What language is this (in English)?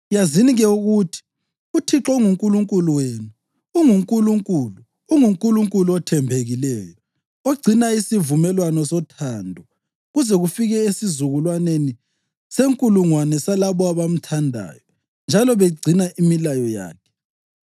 North Ndebele